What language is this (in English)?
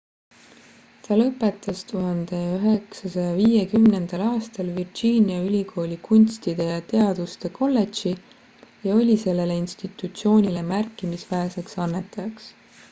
Estonian